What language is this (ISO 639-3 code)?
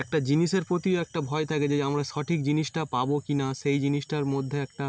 ben